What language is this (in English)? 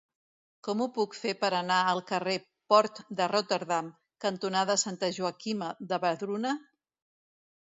Catalan